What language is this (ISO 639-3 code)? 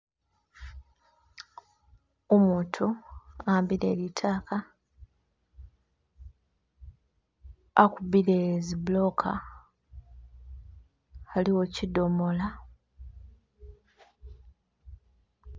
myx